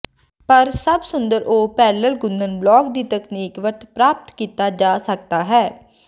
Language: Punjabi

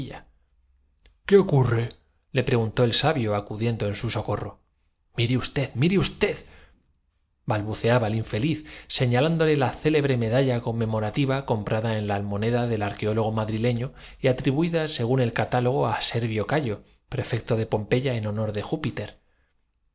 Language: Spanish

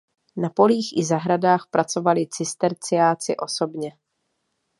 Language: Czech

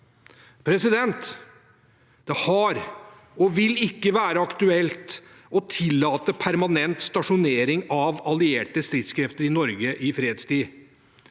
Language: Norwegian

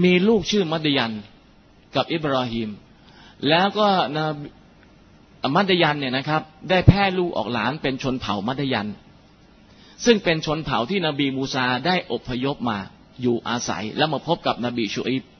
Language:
Thai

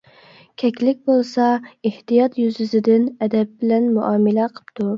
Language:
Uyghur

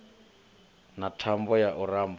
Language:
Venda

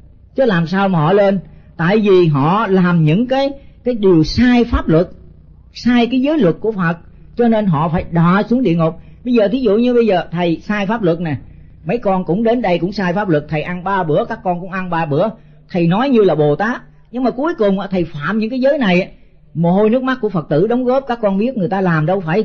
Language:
Vietnamese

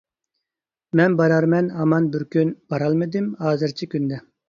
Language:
Uyghur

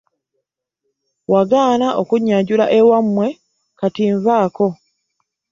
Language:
Ganda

